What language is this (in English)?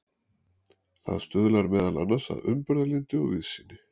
Icelandic